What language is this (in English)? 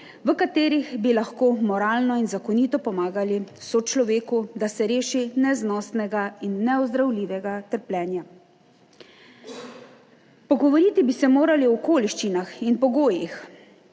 Slovenian